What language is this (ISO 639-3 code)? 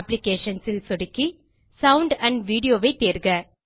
tam